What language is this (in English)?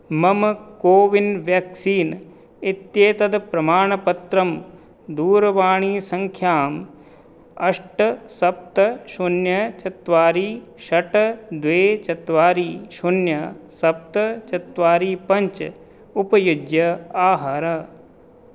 Sanskrit